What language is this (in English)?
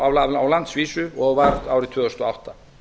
Icelandic